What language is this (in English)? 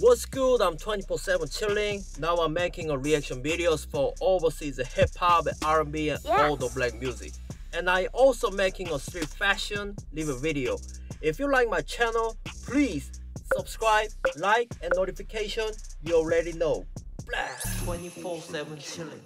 Korean